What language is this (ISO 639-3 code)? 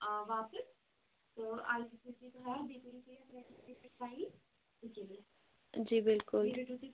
kas